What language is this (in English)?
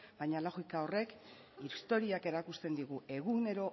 Basque